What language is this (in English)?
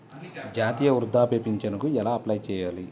Telugu